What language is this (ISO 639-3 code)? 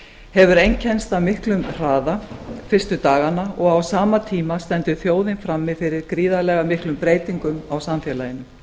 isl